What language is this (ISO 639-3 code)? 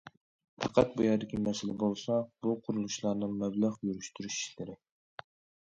uig